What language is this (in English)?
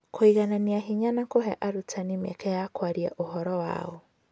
Kikuyu